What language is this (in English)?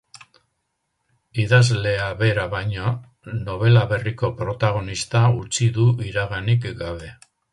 Basque